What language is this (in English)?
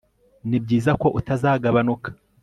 Kinyarwanda